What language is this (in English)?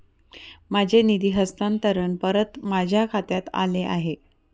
Marathi